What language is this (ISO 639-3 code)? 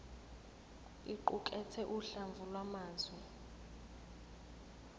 zul